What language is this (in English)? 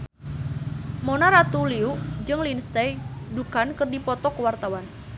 Sundanese